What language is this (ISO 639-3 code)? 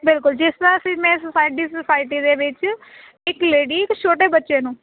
pan